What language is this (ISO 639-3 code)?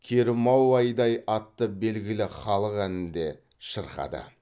kaz